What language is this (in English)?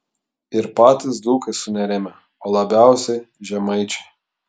Lithuanian